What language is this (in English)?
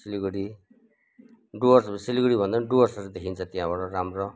Nepali